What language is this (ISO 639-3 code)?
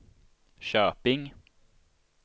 swe